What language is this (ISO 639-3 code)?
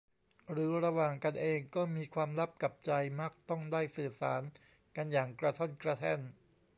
tha